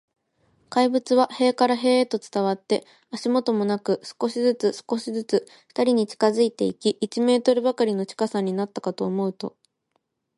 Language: Japanese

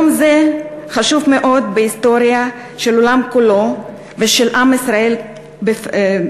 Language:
Hebrew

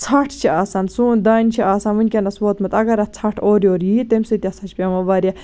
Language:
Kashmiri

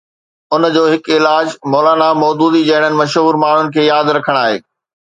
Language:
Sindhi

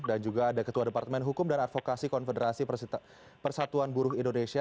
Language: Indonesian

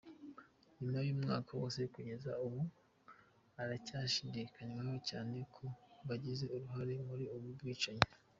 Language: Kinyarwanda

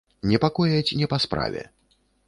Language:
Belarusian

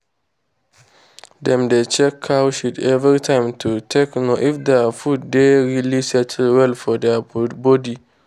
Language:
Nigerian Pidgin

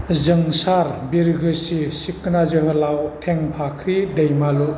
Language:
Bodo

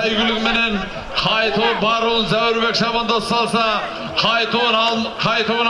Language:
Turkish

